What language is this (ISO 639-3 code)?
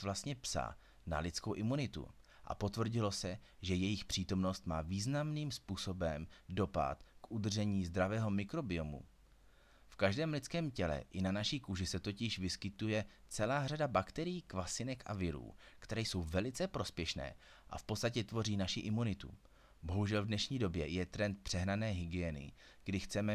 ces